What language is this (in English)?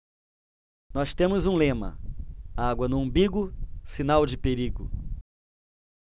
Portuguese